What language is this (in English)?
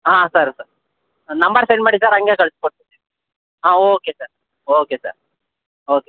Kannada